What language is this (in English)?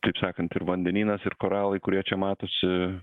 Lithuanian